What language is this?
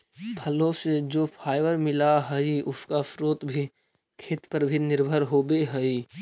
Magahi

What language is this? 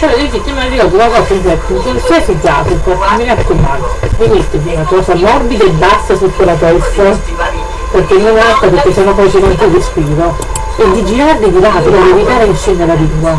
Italian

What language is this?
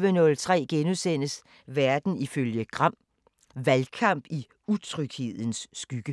Danish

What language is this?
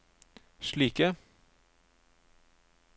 Norwegian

